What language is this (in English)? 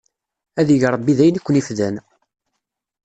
Kabyle